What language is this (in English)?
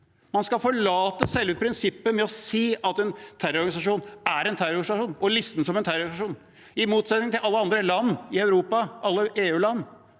Norwegian